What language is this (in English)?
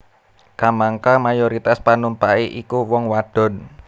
Javanese